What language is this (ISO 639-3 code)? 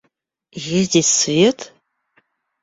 rus